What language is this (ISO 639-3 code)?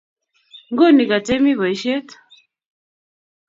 kln